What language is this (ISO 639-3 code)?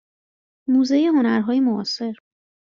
fas